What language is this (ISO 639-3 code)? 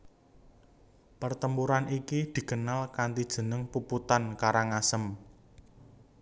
jav